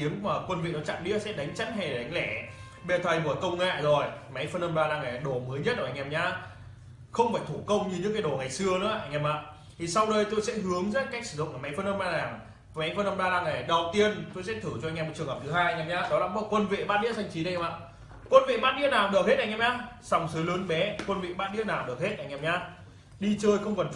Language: Vietnamese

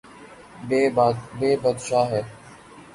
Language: Urdu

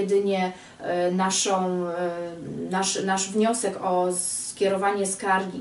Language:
Polish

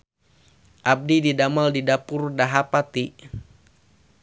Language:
Sundanese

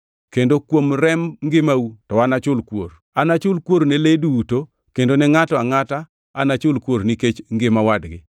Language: Luo (Kenya and Tanzania)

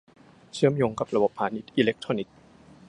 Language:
Thai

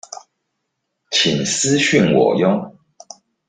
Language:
Chinese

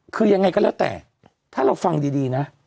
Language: Thai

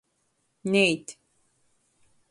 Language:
Latgalian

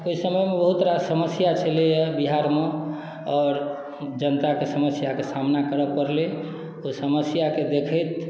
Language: Maithili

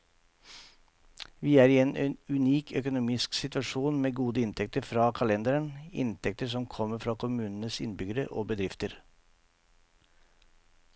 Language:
Norwegian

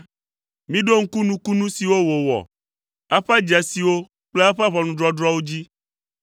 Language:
Ewe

